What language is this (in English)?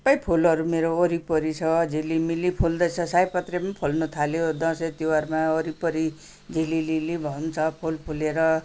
Nepali